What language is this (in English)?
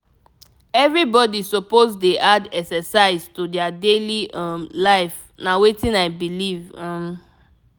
Nigerian Pidgin